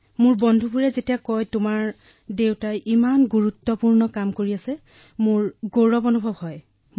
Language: Assamese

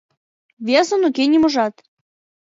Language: Mari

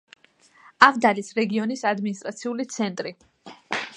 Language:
Georgian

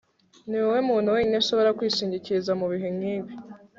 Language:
Kinyarwanda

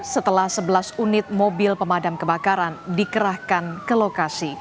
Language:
Indonesian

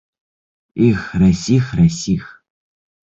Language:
Bashkir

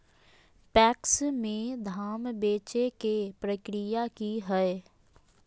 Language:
Magahi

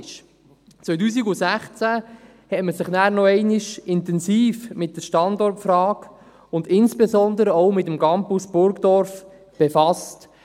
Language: Swiss German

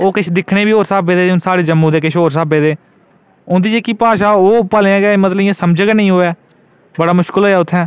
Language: Dogri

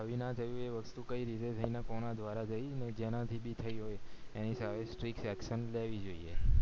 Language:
Gujarati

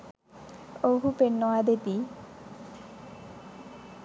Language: Sinhala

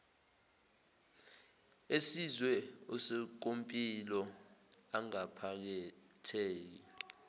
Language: Zulu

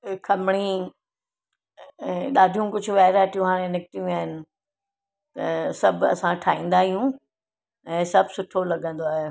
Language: Sindhi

